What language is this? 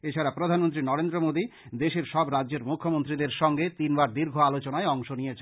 Bangla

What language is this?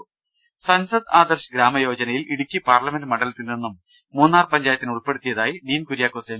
Malayalam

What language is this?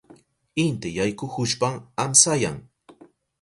Southern Pastaza Quechua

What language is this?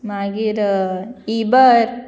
Konkani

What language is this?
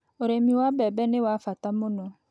Kikuyu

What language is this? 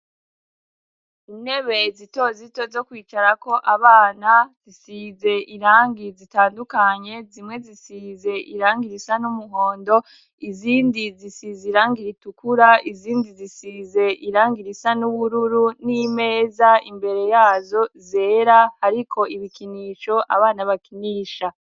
Rundi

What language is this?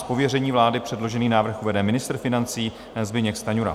Czech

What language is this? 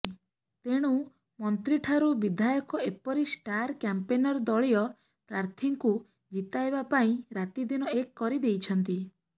Odia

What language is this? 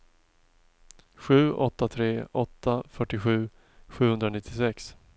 Swedish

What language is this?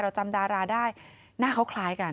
Thai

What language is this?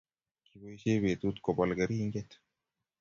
Kalenjin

